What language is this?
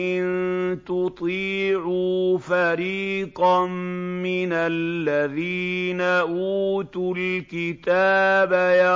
Arabic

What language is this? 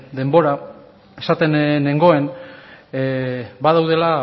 Basque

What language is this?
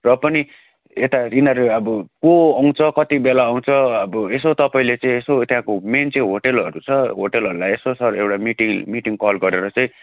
Nepali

